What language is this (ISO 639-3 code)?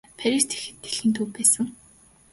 mon